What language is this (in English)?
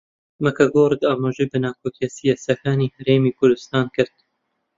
Central Kurdish